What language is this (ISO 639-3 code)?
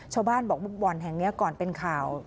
tha